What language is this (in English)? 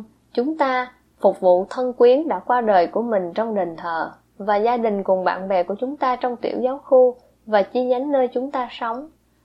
Vietnamese